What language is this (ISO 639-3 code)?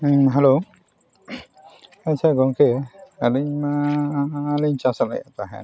sat